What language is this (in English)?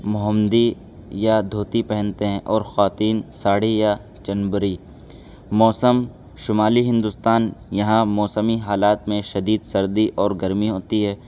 Urdu